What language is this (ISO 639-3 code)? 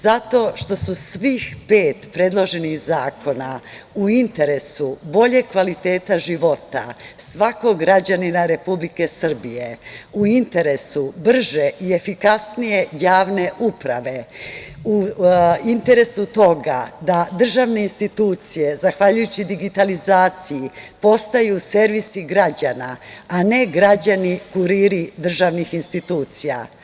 srp